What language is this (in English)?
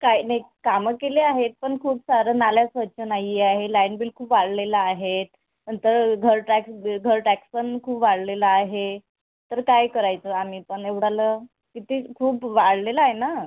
Marathi